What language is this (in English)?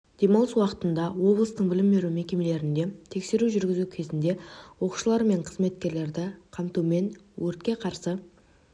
Kazakh